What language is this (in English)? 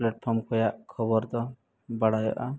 Santali